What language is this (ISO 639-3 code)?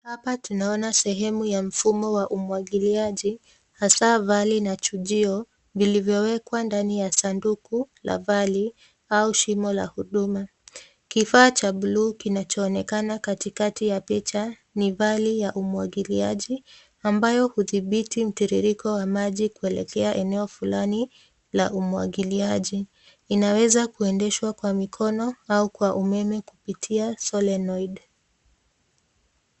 swa